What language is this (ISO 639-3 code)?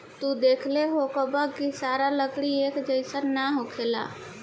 bho